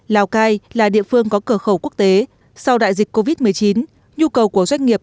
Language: Vietnamese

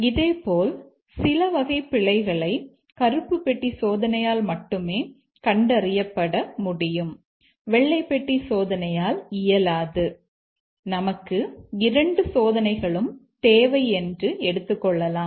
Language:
Tamil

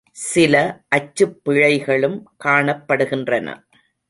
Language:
Tamil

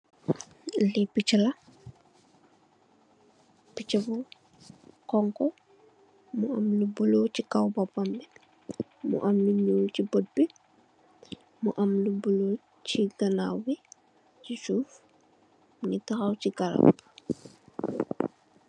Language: Wolof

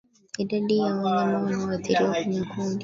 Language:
Swahili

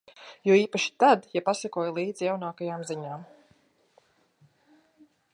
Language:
Latvian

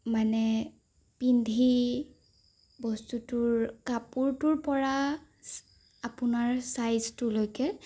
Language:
Assamese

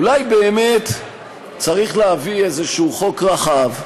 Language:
Hebrew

